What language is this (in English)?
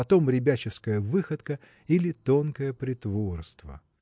Russian